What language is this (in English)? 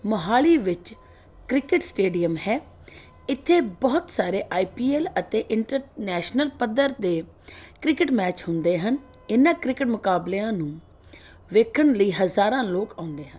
Punjabi